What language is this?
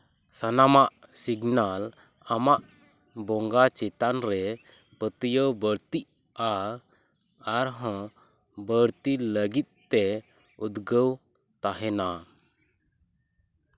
Santali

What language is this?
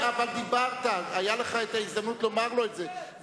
Hebrew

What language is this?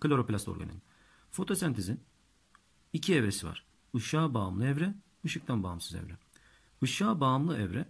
Turkish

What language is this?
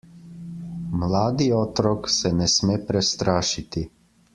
Slovenian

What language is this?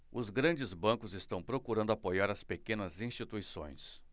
Portuguese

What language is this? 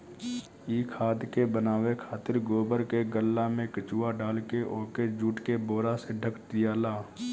Bhojpuri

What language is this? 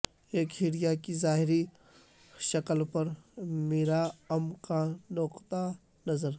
Urdu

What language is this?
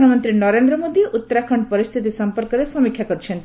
Odia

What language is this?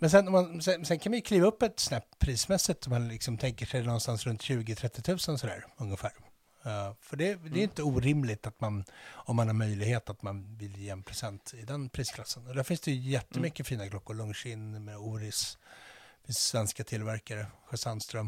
Swedish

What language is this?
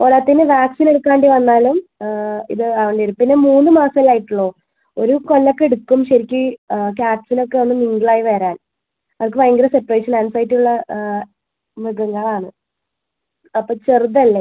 Malayalam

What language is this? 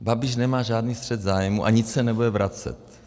Czech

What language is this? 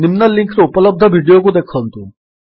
Odia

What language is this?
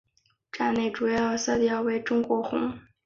Chinese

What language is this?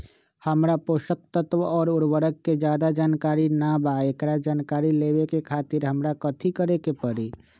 Magahi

